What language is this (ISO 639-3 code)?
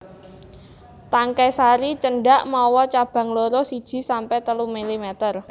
jav